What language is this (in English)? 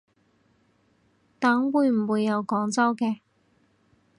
Cantonese